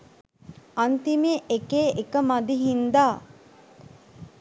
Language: Sinhala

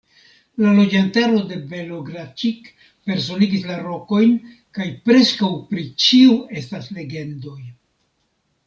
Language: Esperanto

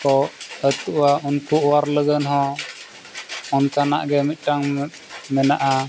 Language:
Santali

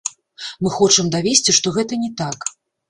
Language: Belarusian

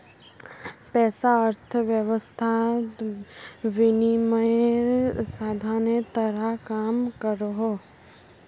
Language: Magahi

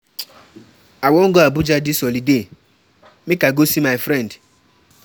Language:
Nigerian Pidgin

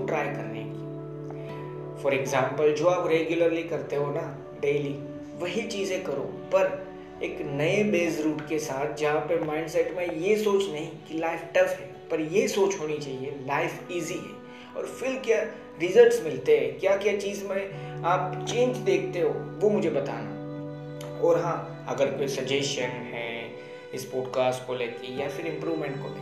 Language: Hindi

